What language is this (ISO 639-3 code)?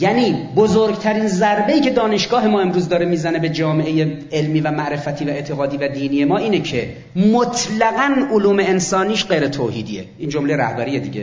fas